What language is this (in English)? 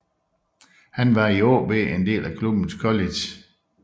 Danish